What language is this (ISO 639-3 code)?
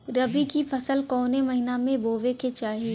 bho